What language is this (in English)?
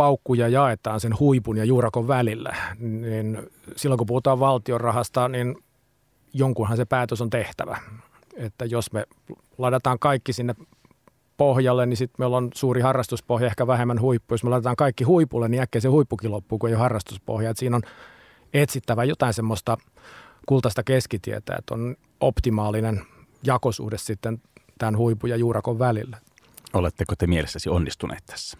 Finnish